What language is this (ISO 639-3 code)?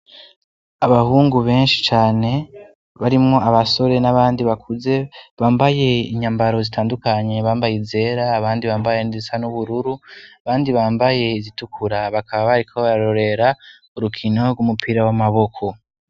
run